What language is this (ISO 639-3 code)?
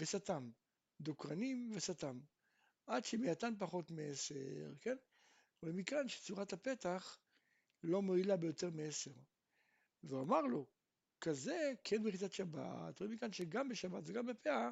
heb